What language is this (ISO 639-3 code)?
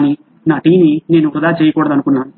tel